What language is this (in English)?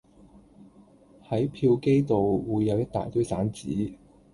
Cantonese